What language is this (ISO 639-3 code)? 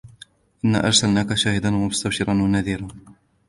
ara